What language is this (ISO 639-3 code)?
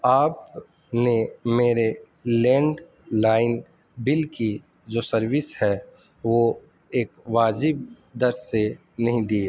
urd